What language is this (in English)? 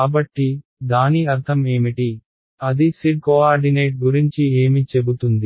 Telugu